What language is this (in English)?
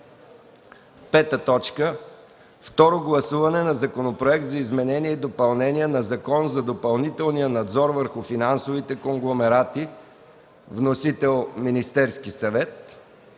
Bulgarian